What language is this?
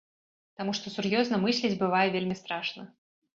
Belarusian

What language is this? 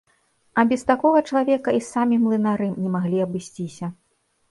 Belarusian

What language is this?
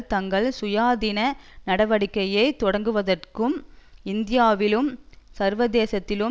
Tamil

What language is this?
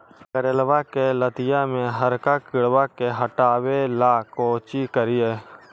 Magahi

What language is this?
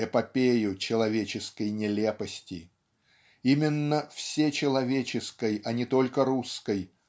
Russian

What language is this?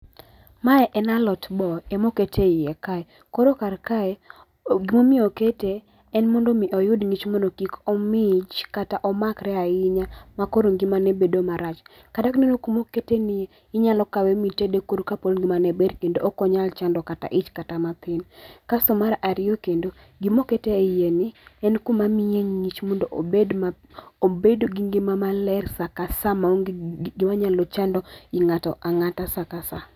Luo (Kenya and Tanzania)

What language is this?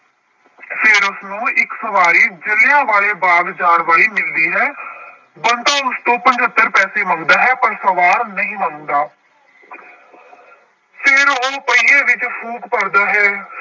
Punjabi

